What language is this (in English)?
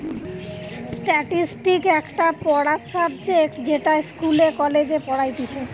Bangla